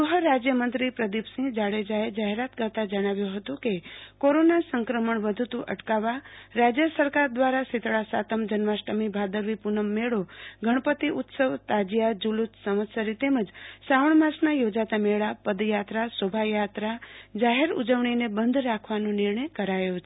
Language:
Gujarati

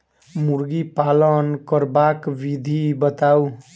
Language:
Maithili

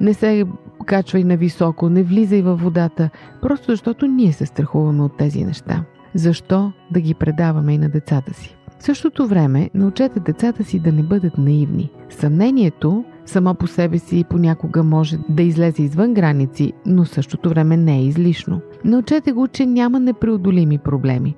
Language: Bulgarian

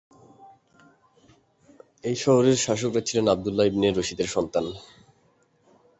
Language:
Bangla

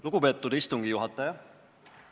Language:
Estonian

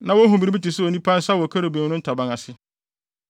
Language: Akan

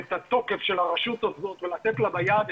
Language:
Hebrew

